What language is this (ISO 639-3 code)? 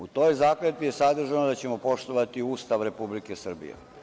srp